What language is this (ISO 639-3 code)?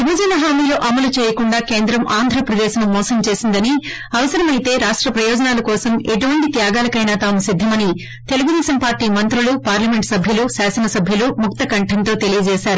tel